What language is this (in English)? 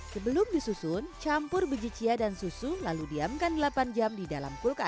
Indonesian